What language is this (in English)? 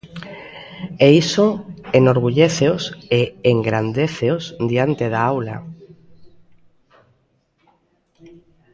Galician